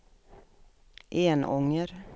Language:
Swedish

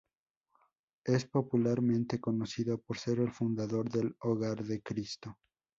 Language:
Spanish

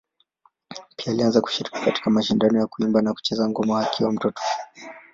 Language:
Swahili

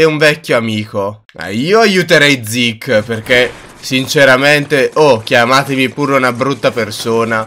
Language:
Italian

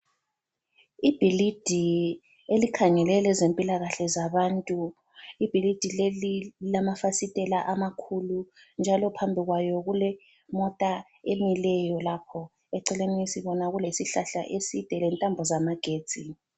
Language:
North Ndebele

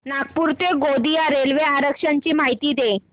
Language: Marathi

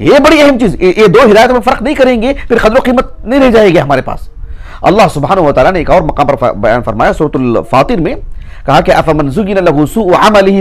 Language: Arabic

